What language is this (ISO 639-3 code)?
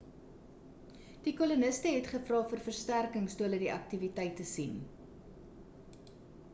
afr